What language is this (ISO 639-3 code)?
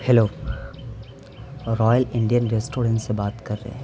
urd